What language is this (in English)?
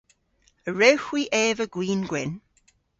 Cornish